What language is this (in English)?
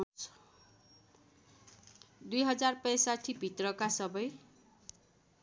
Nepali